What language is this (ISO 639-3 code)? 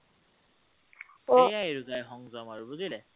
asm